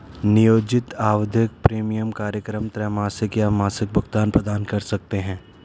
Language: Hindi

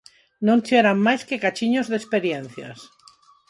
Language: Galician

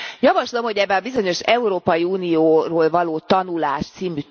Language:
Hungarian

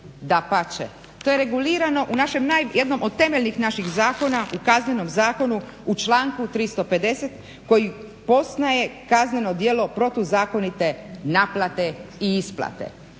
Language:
Croatian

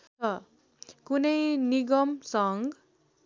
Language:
Nepali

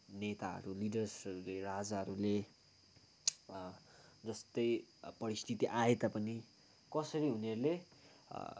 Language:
Nepali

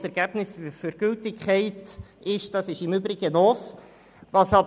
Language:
Swiss German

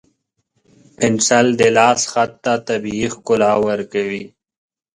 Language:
Pashto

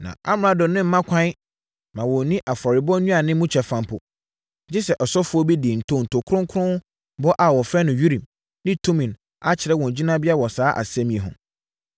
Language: Akan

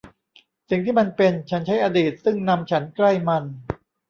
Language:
Thai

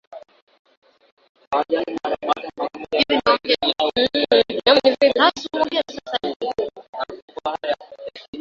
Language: Swahili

